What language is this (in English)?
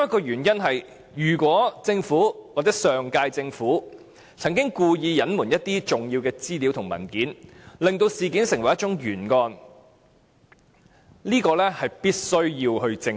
Cantonese